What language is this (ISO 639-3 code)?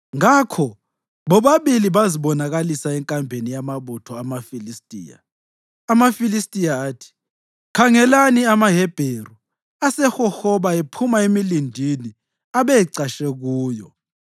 nde